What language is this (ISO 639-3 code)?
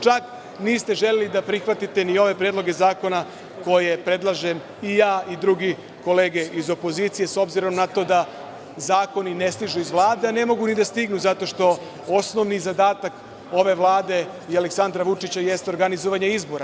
srp